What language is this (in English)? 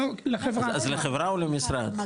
Hebrew